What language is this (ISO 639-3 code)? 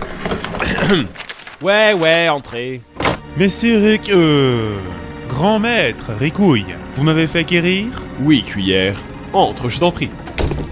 fra